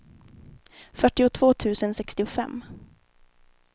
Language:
Swedish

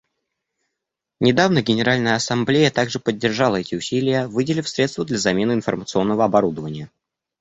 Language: Russian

